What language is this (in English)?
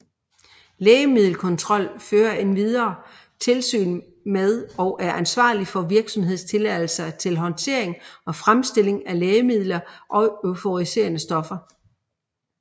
Danish